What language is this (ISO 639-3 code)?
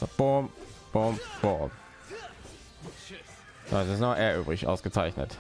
deu